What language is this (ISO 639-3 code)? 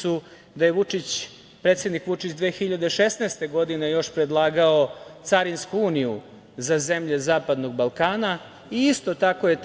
srp